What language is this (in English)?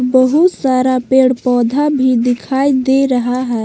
Hindi